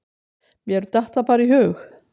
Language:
Icelandic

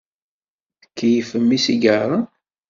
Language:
Kabyle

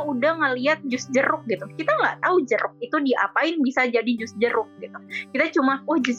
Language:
Indonesian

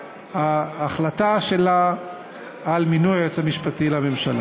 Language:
Hebrew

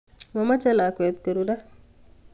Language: Kalenjin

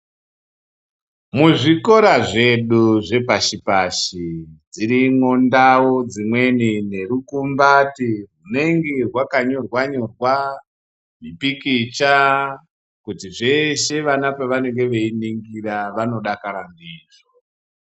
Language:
Ndau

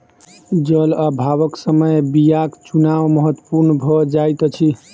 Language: Maithili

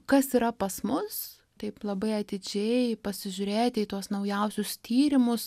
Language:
Lithuanian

